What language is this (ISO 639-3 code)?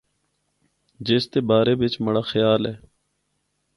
hno